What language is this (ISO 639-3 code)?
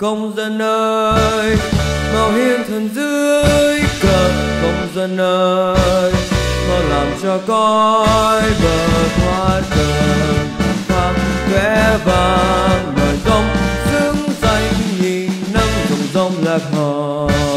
vie